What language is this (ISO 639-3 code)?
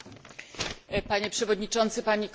pol